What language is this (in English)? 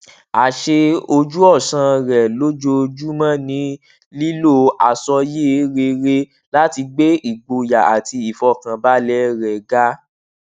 Yoruba